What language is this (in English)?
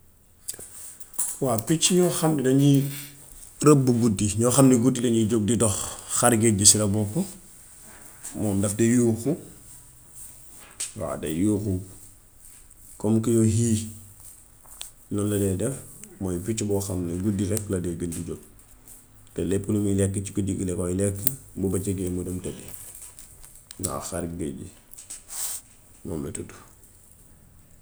Gambian Wolof